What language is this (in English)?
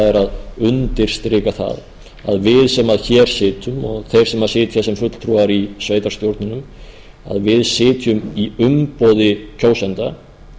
Icelandic